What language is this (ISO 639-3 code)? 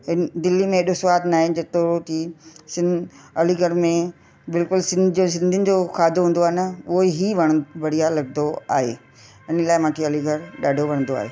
snd